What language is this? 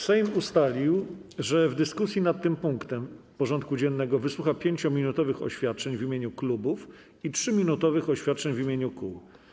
Polish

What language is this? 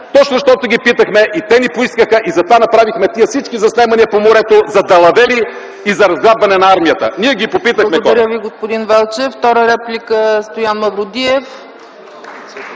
Bulgarian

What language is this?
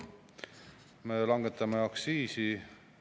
Estonian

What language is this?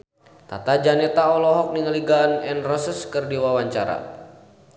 Sundanese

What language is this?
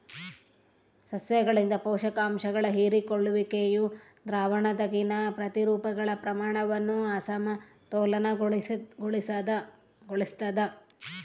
Kannada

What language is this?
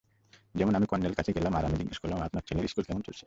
Bangla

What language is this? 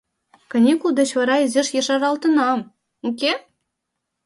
Mari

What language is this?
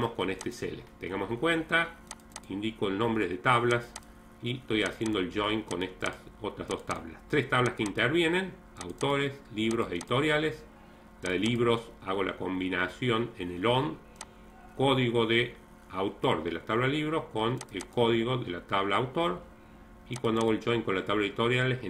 Spanish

